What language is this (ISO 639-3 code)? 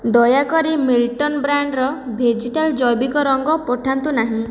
ori